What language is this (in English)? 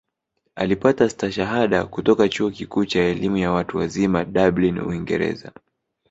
Swahili